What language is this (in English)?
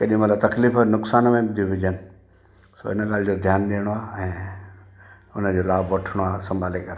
Sindhi